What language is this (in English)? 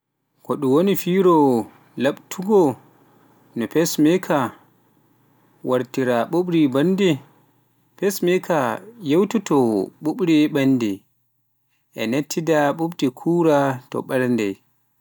Pular